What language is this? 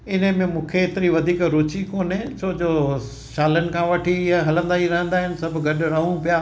Sindhi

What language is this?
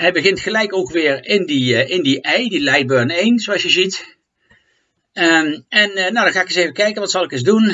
Dutch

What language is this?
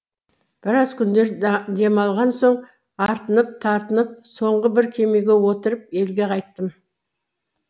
Kazakh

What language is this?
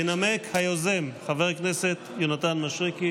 Hebrew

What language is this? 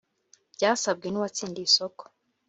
Kinyarwanda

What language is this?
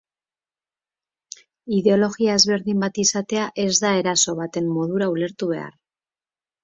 Basque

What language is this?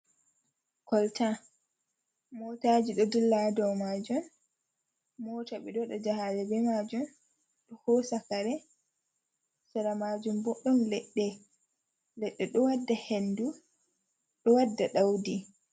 Fula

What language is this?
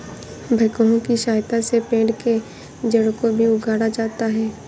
Hindi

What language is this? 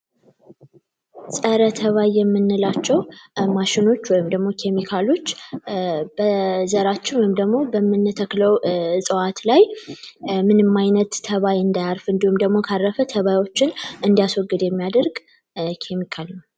Amharic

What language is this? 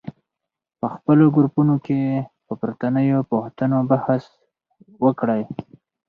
Pashto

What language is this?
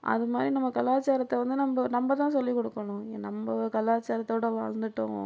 Tamil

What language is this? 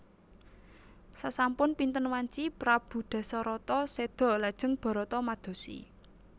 Javanese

